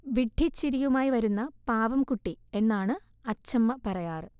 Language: Malayalam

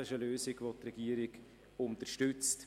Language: Swiss German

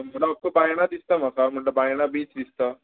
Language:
Konkani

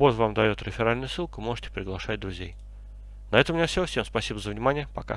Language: Russian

